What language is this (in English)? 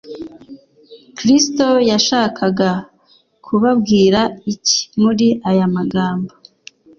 Kinyarwanda